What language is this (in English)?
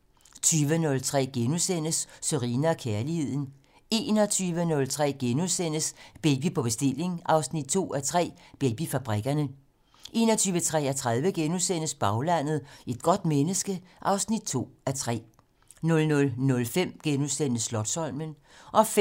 Danish